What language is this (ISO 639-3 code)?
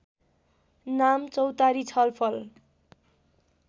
nep